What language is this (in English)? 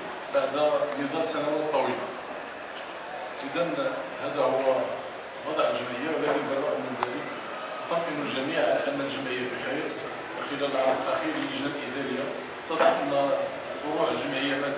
Arabic